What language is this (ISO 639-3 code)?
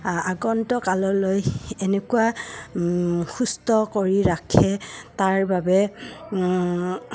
asm